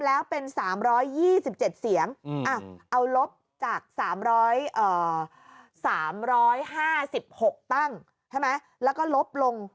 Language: Thai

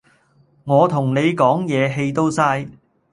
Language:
Cantonese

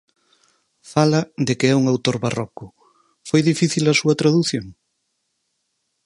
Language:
Galician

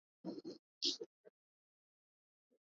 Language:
Swahili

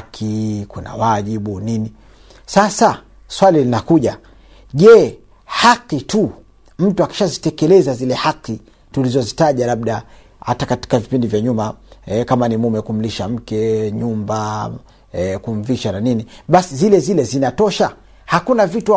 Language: Swahili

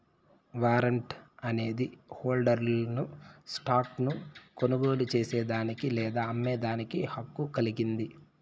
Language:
Telugu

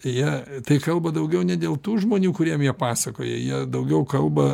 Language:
Lithuanian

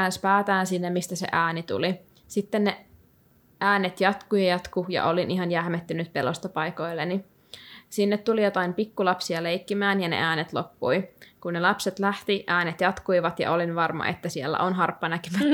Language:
Finnish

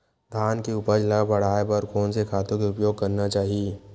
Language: Chhattisgarhi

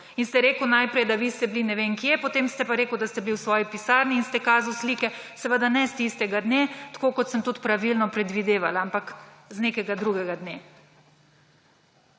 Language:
Slovenian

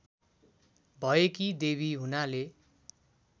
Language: Nepali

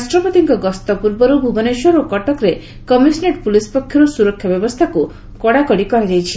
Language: Odia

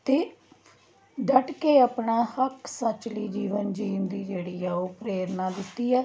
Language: Punjabi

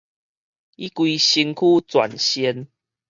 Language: Min Nan Chinese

